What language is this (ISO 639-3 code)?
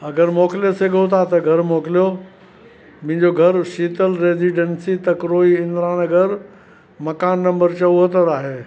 snd